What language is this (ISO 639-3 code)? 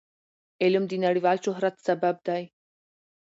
pus